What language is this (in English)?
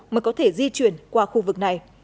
Vietnamese